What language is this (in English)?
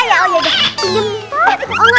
Indonesian